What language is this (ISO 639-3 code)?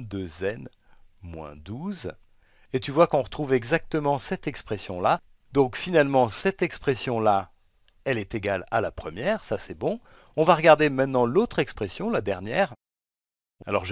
fra